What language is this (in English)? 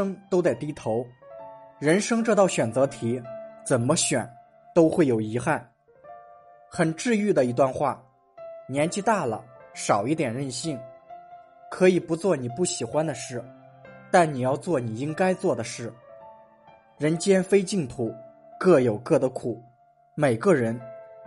Chinese